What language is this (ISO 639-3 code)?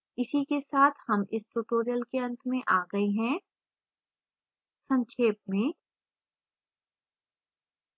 hin